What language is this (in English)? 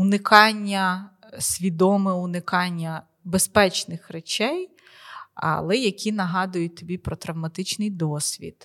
Ukrainian